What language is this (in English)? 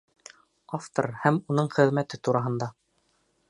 Bashkir